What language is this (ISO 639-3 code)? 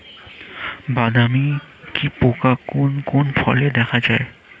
ben